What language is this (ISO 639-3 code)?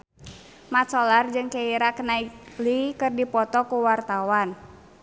sun